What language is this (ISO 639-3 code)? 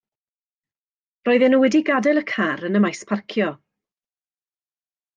cym